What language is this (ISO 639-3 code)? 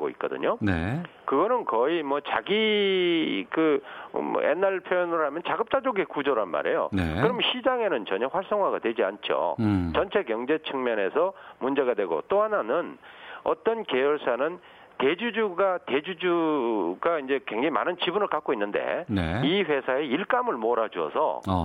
kor